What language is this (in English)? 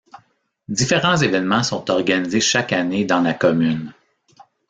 French